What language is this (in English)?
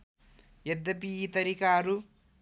Nepali